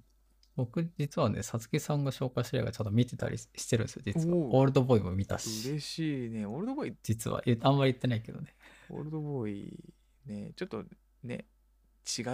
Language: Japanese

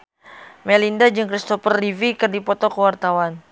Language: Sundanese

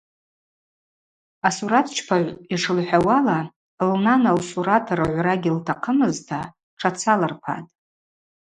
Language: Abaza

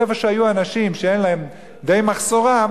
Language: Hebrew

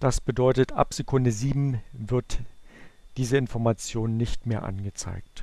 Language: German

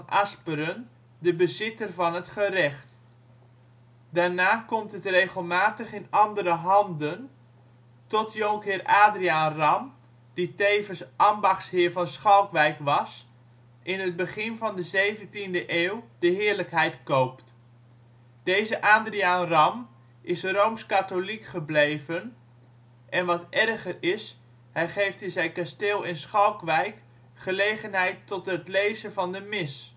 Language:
Dutch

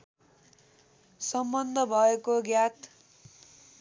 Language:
Nepali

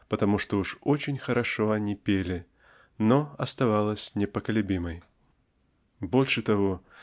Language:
Russian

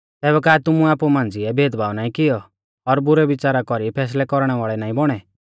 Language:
Mahasu Pahari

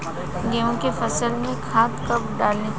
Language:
Bhojpuri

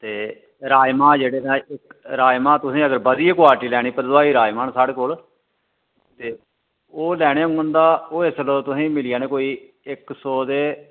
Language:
Dogri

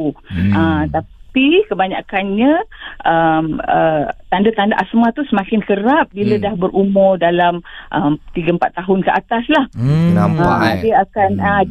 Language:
Malay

